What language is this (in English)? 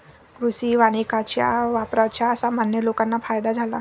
Marathi